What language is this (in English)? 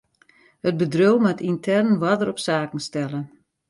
Western Frisian